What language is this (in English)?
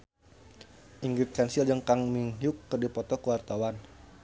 Sundanese